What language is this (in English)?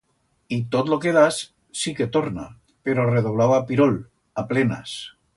Aragonese